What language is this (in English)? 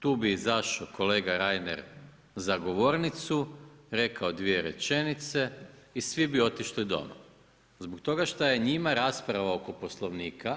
Croatian